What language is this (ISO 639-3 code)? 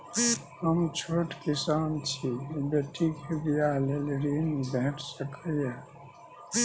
mai